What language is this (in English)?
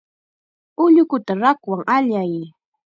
Chiquián Ancash Quechua